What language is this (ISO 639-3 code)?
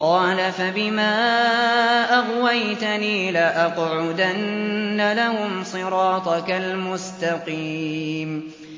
ara